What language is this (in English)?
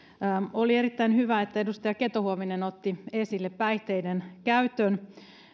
Finnish